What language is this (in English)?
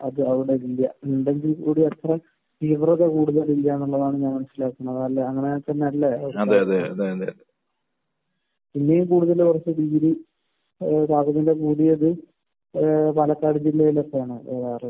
Malayalam